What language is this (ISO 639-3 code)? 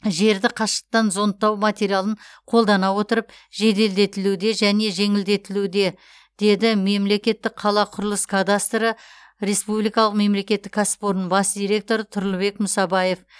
kaz